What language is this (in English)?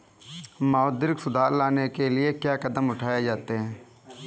Hindi